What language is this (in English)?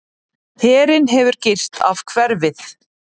Icelandic